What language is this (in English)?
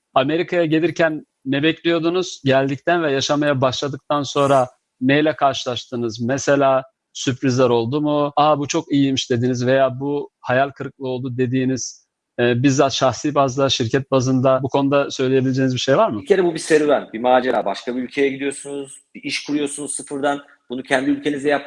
Turkish